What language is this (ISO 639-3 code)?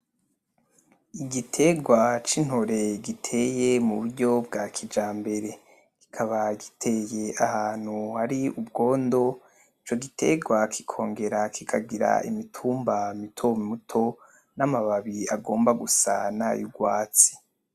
run